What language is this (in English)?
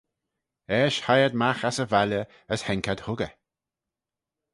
Manx